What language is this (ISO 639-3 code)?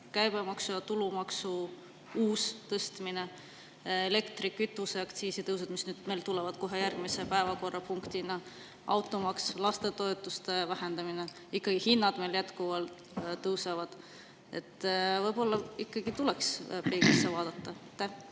est